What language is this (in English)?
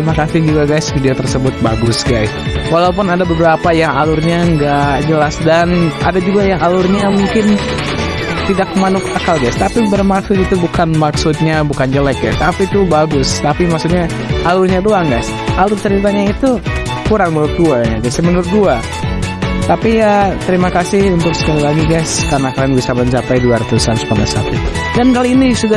Indonesian